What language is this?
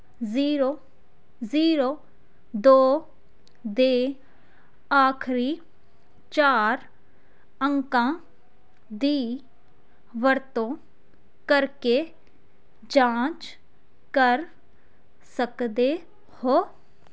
Punjabi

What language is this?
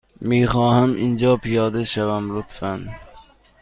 Persian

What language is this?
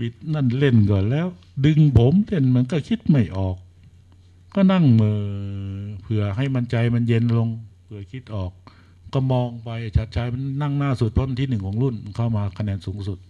Thai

